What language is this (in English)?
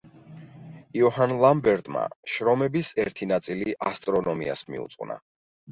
Georgian